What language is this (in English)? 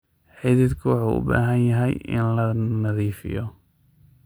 Somali